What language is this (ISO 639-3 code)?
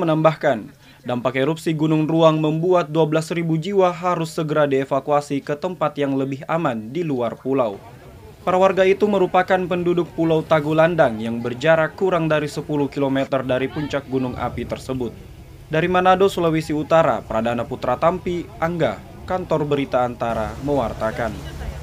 ind